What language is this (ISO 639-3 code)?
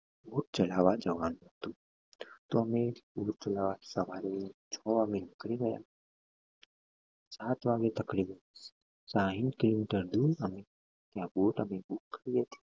guj